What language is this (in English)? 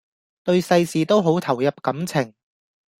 Cantonese